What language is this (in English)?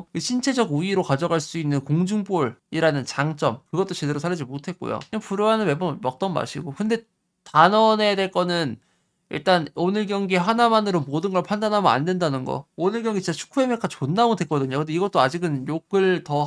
Korean